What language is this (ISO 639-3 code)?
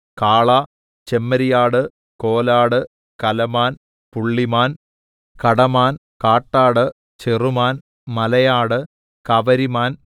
mal